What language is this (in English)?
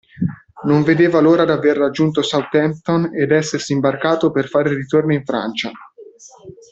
Italian